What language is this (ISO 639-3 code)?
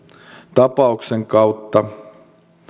fin